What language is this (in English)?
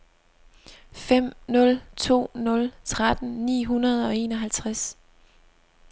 Danish